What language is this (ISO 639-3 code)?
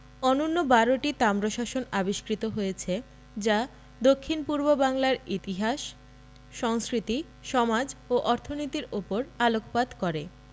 ben